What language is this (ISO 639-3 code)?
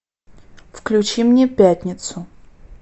rus